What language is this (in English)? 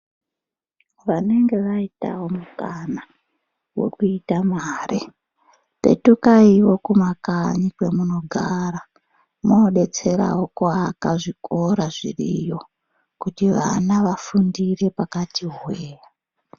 Ndau